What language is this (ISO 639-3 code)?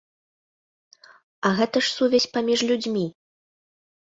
bel